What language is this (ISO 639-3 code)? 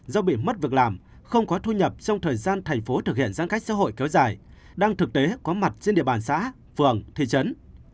vie